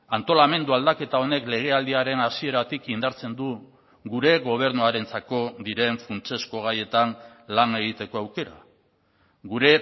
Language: Basque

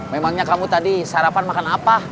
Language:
Indonesian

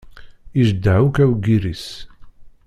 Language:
Kabyle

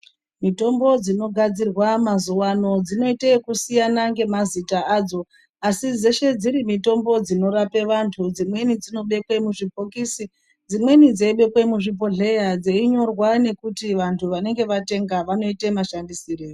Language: Ndau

